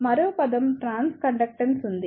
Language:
Telugu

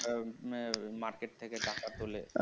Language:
Bangla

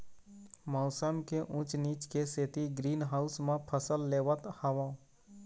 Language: Chhattisgarhi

